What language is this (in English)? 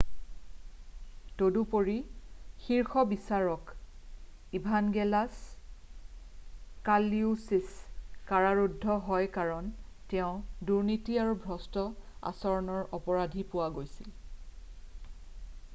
Assamese